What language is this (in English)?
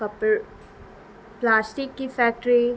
Urdu